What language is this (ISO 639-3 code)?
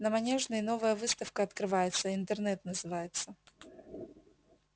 rus